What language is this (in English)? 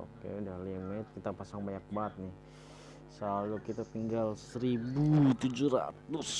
Indonesian